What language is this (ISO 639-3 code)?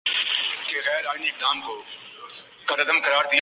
urd